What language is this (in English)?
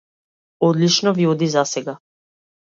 Macedonian